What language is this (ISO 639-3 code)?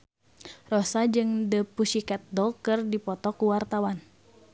sun